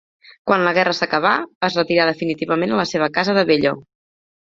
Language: Catalan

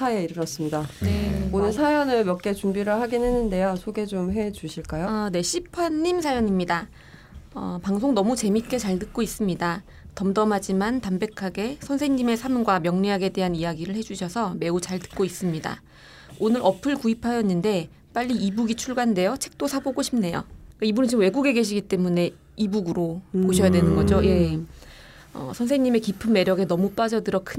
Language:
Korean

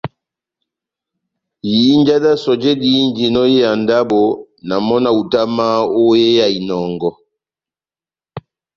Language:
Batanga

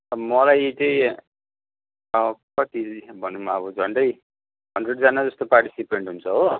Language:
Nepali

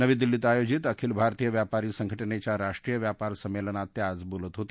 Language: Marathi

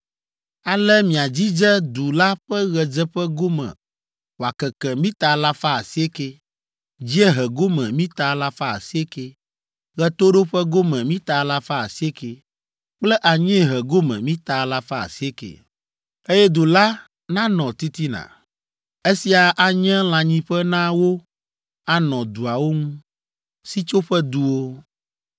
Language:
Ewe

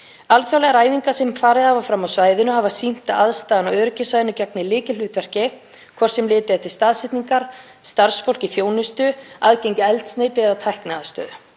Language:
Icelandic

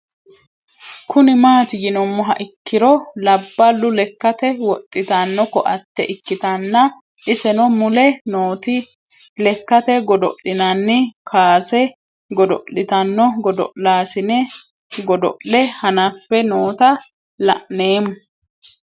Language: Sidamo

